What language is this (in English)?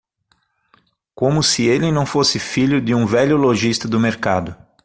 Portuguese